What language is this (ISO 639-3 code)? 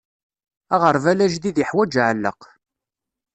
kab